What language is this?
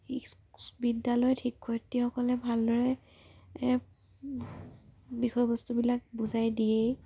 Assamese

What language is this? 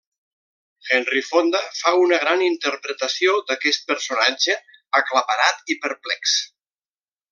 Catalan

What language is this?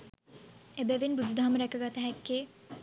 Sinhala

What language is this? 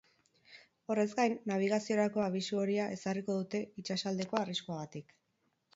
Basque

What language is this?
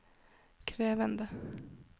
Norwegian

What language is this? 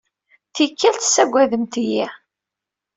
Kabyle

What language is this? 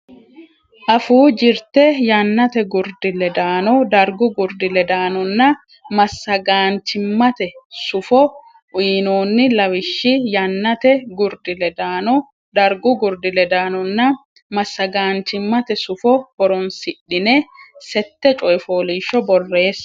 Sidamo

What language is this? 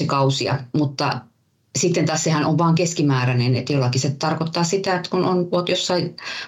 Finnish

